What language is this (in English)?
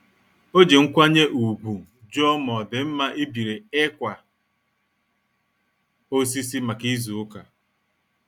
Igbo